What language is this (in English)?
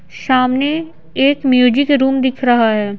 Hindi